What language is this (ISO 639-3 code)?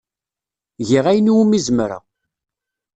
kab